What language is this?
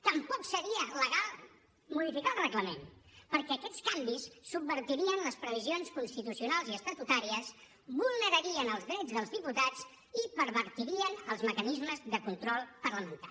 Catalan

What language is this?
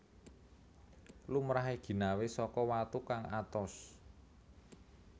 Javanese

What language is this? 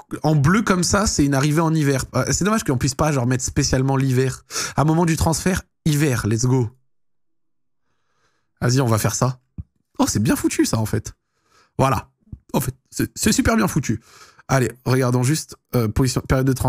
French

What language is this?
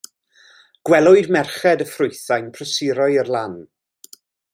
Welsh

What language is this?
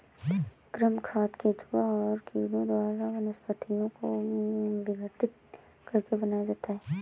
Hindi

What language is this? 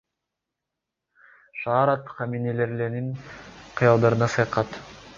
Kyrgyz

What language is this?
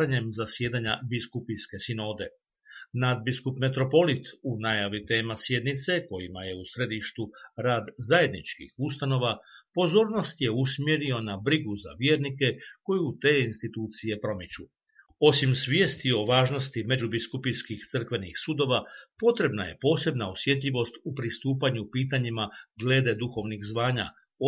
Croatian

